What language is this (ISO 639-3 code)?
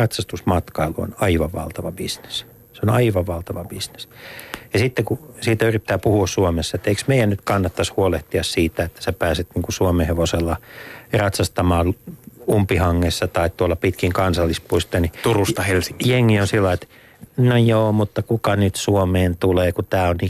fin